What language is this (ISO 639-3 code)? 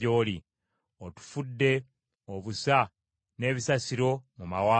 lug